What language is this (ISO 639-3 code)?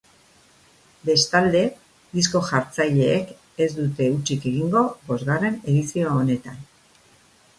eus